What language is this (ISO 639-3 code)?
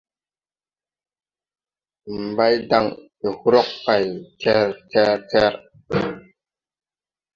tui